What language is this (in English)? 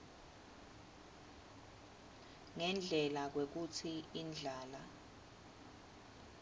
Swati